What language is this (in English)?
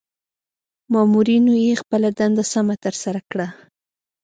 Pashto